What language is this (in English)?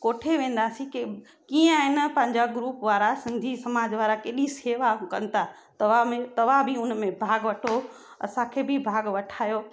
Sindhi